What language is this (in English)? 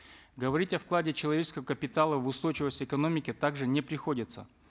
Kazakh